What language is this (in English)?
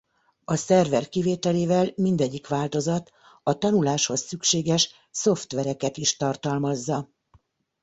Hungarian